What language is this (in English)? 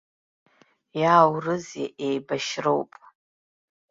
Abkhazian